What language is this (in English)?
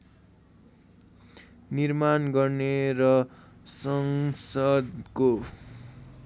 Nepali